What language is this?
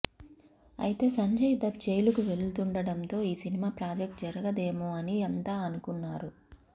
Telugu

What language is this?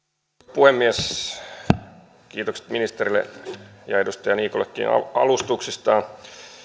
Finnish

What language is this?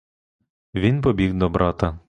Ukrainian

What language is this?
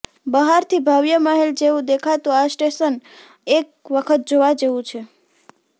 Gujarati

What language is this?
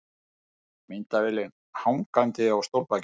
Icelandic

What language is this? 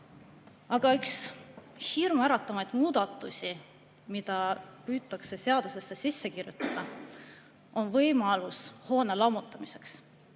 Estonian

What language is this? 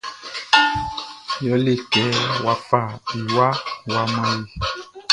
Baoulé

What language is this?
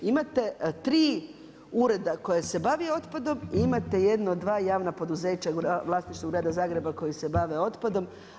Croatian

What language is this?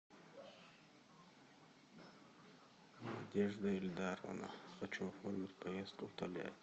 Russian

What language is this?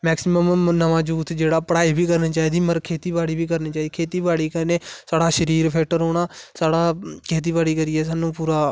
Dogri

